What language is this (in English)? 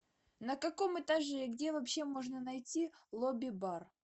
Russian